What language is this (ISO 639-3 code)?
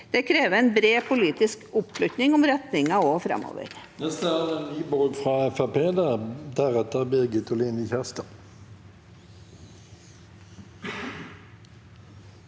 nor